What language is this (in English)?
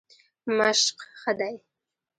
Pashto